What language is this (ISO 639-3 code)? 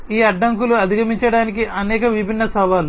tel